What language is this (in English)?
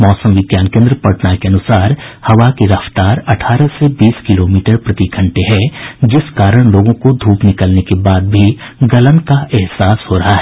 Hindi